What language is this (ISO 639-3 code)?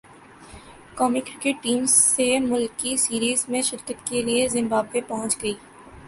urd